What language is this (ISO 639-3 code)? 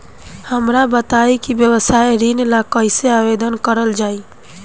bho